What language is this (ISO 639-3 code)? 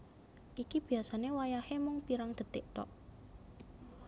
jav